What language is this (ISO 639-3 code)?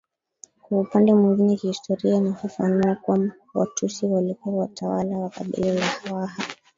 swa